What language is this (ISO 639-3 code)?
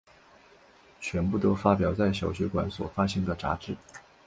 zho